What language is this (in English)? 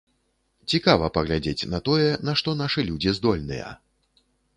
Belarusian